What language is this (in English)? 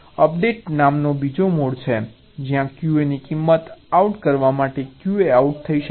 Gujarati